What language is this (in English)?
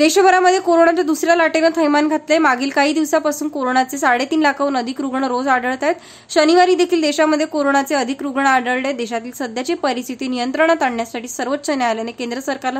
Hindi